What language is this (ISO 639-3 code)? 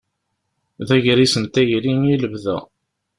kab